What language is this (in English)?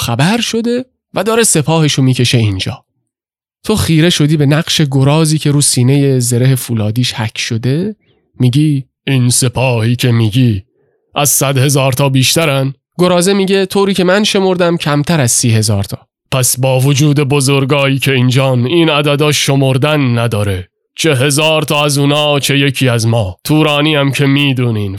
Persian